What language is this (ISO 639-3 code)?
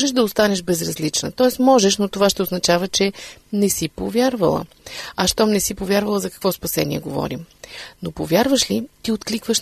bul